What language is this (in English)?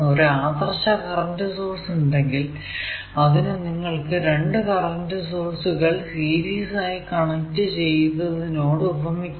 Malayalam